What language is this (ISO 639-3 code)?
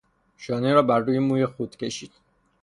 fas